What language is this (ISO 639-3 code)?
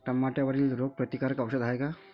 mar